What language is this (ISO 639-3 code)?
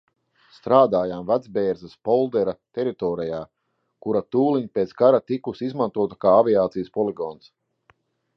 lav